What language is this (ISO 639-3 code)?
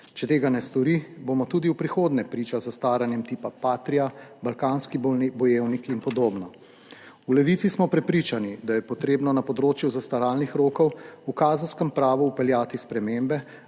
slv